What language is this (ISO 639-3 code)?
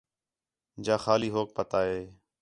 xhe